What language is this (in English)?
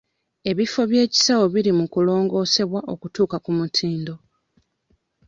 Ganda